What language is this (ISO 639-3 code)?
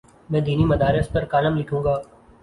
urd